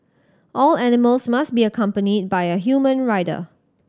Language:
English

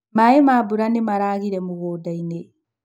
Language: Kikuyu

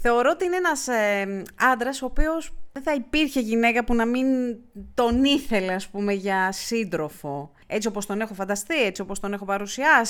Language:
Greek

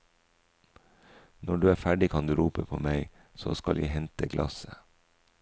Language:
Norwegian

